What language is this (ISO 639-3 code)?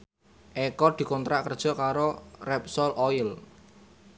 jav